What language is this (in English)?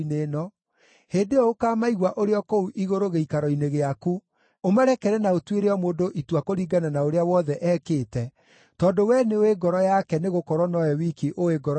Kikuyu